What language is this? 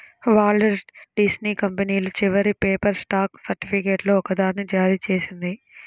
Telugu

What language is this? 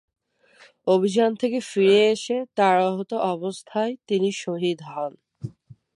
Bangla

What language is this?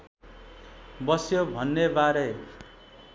Nepali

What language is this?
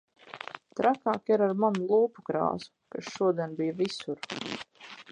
Latvian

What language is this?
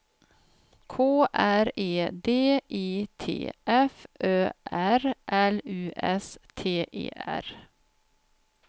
Swedish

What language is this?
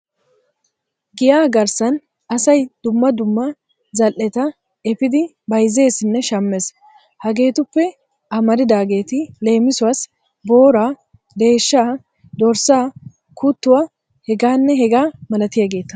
Wolaytta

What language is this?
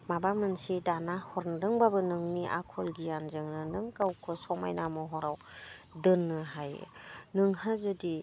Bodo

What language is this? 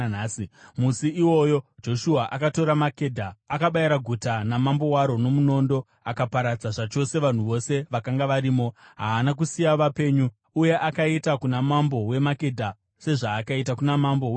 Shona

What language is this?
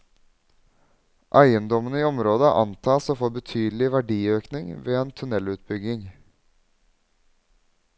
Norwegian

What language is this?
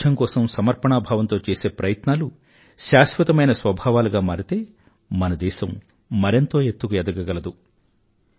Telugu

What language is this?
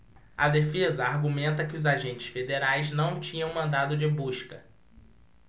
Portuguese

